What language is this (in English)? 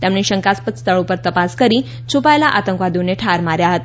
Gujarati